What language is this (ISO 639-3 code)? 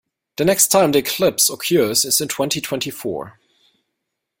eng